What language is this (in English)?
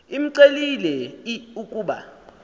Xhosa